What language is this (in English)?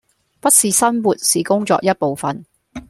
Cantonese